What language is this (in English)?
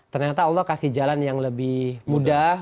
Indonesian